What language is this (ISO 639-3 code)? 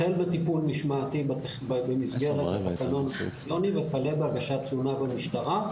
heb